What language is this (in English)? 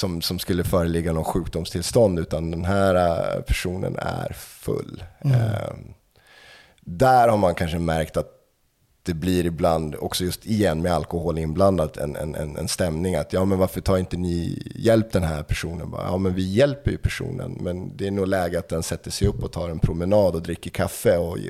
Swedish